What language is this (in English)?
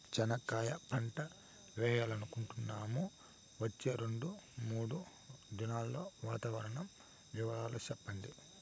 Telugu